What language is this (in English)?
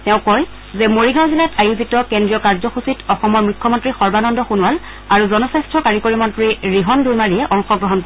Assamese